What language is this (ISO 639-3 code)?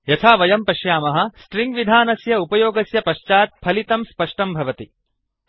san